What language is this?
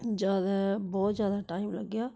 Dogri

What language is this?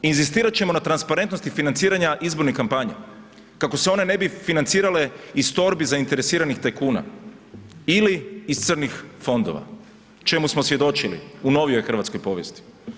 Croatian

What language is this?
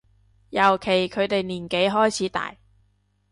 Cantonese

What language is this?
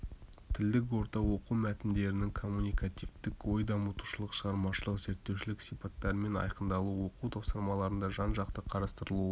Kazakh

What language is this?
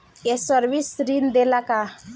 Bhojpuri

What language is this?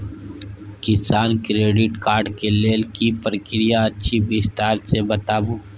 Maithili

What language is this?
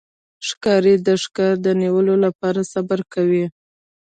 Pashto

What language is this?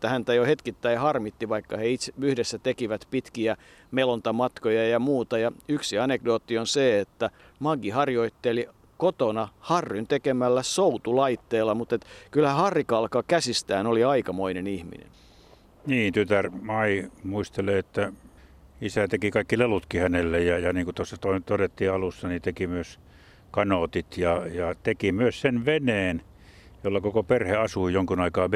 Finnish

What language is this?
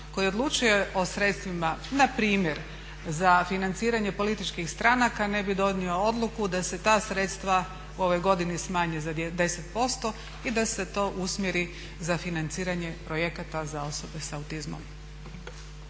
Croatian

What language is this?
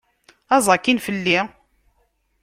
Kabyle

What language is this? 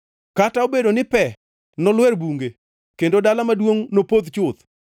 Luo (Kenya and Tanzania)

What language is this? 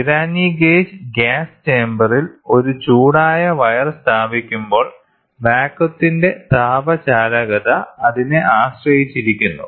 Malayalam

